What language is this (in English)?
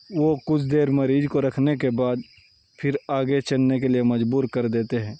Urdu